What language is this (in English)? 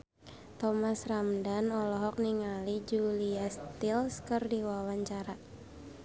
Sundanese